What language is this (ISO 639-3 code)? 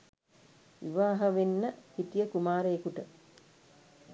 sin